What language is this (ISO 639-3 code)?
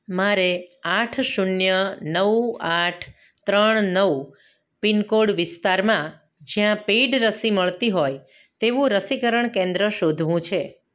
guj